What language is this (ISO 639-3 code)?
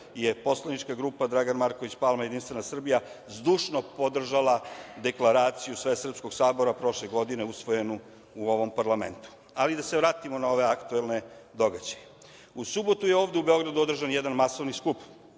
srp